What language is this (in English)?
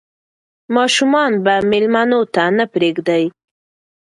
Pashto